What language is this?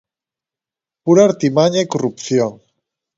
Galician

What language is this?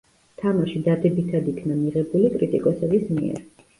Georgian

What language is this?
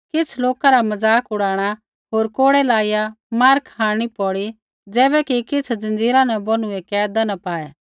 Kullu Pahari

